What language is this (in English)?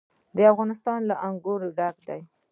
Pashto